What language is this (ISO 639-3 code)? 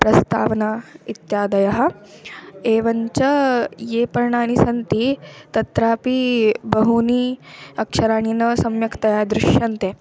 san